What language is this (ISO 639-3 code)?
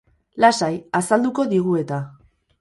eus